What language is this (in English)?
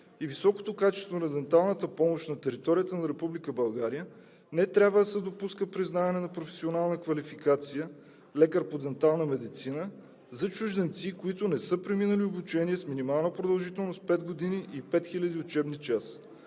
Bulgarian